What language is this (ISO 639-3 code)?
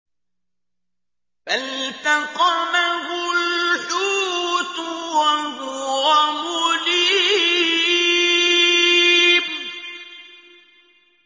ara